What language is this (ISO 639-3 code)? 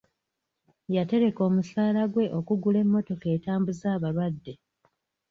lug